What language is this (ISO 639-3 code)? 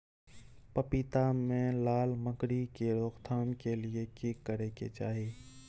mai